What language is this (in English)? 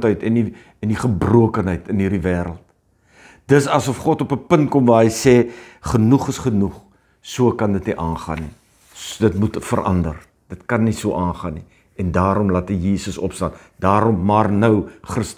Dutch